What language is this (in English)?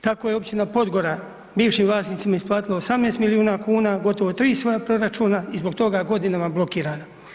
Croatian